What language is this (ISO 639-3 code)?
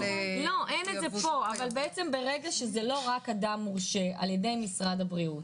heb